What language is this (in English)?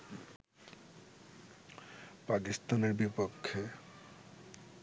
Bangla